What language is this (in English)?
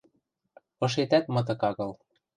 Western Mari